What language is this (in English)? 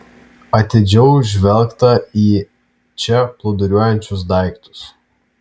Lithuanian